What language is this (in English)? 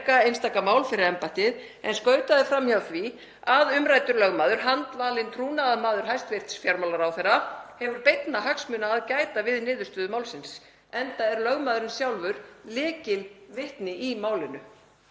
Icelandic